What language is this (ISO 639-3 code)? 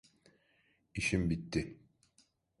tur